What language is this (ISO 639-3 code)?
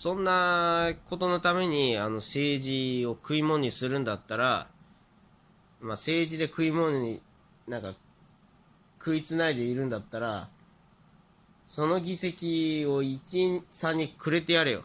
jpn